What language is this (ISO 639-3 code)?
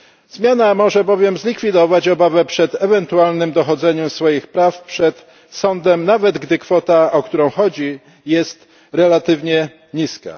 pol